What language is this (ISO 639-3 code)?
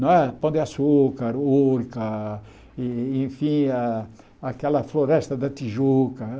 por